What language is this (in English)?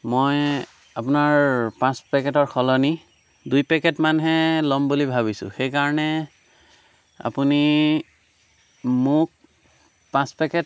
Assamese